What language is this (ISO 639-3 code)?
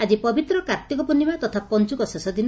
ori